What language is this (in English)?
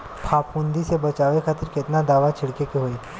Bhojpuri